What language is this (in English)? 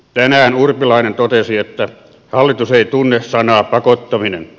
Finnish